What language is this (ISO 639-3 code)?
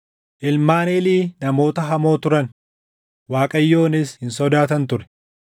orm